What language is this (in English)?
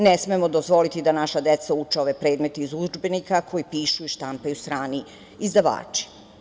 Serbian